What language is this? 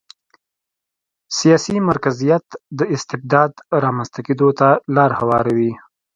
Pashto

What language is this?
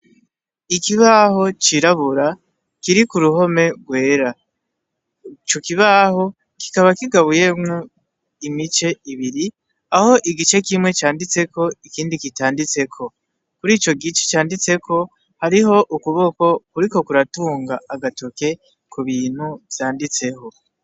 Rundi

